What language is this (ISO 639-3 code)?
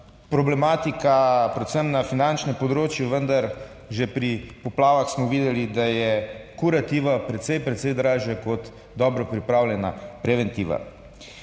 slv